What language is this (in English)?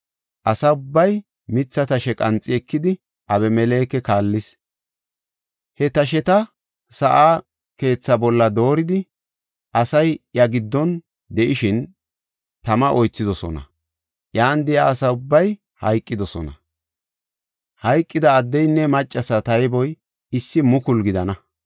Gofa